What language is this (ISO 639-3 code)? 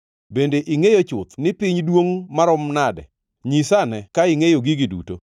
luo